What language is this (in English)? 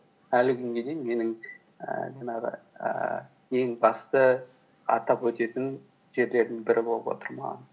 Kazakh